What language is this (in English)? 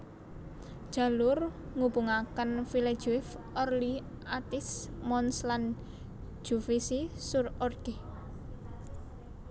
Javanese